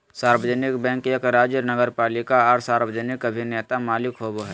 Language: Magahi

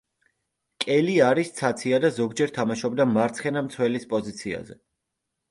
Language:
Georgian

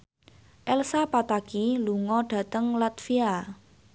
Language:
Javanese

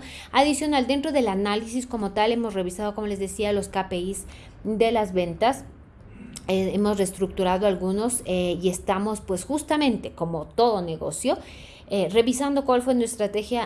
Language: Spanish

